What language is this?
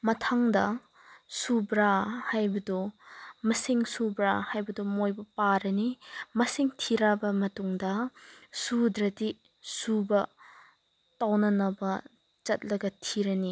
Manipuri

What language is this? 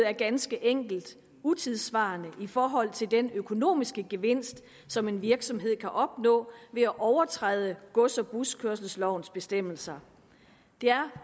Danish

